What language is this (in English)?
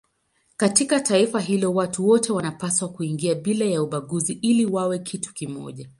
Swahili